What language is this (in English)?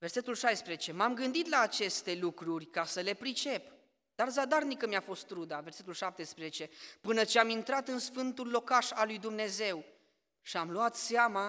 Romanian